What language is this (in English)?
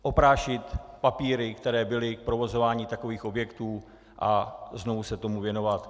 Czech